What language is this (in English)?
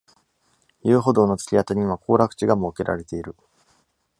Japanese